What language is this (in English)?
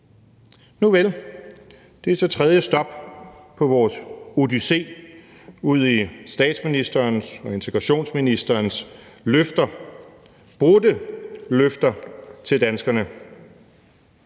Danish